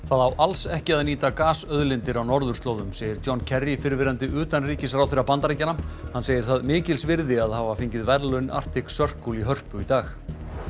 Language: Icelandic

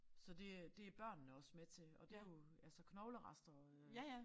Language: Danish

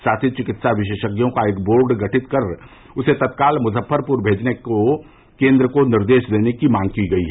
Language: Hindi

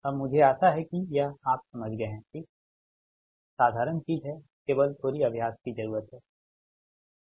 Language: Hindi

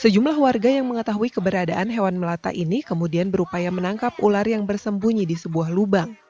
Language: Indonesian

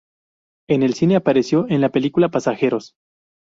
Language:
Spanish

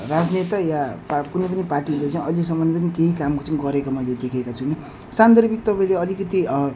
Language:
Nepali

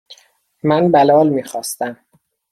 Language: Persian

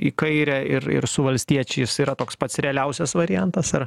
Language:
Lithuanian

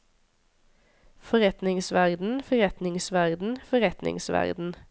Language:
Norwegian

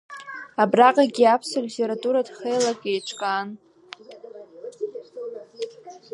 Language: Abkhazian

